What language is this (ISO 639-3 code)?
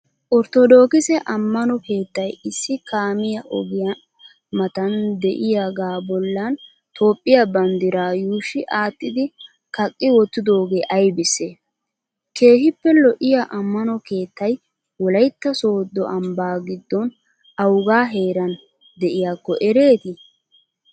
wal